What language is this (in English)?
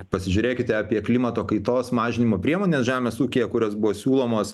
Lithuanian